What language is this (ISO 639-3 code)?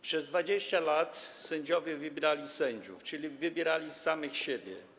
pol